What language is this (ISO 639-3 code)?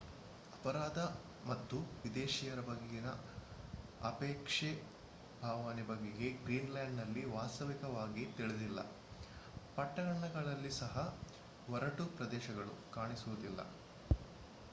kan